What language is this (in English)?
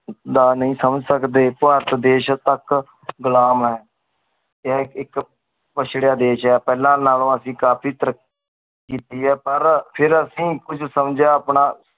Punjabi